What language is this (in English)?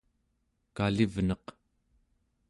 Central Yupik